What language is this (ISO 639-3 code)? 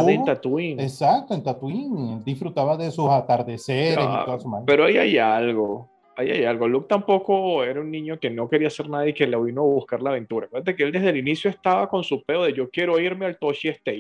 spa